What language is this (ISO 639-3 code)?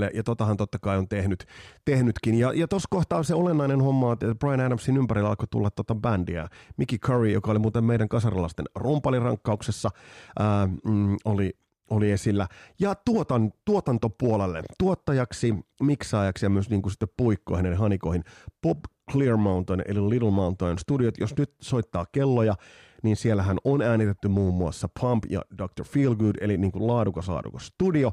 fin